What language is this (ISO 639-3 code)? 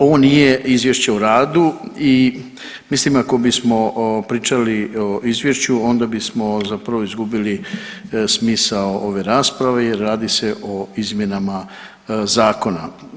hrv